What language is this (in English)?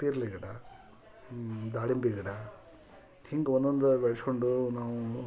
Kannada